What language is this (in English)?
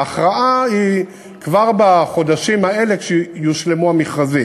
Hebrew